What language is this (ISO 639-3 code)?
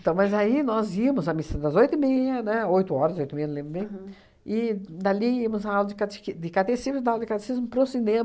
por